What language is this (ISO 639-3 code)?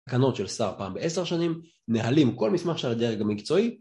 heb